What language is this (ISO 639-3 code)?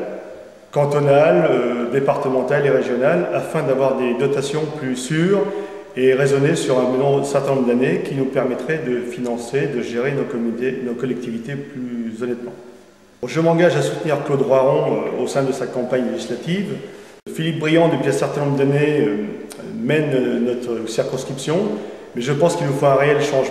fra